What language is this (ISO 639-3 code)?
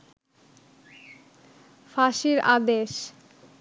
ben